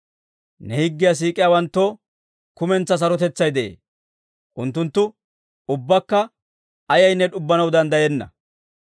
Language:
Dawro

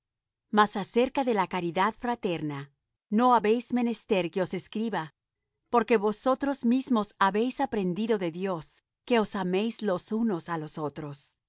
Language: Spanish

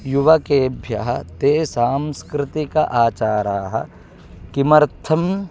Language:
Sanskrit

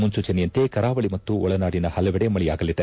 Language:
Kannada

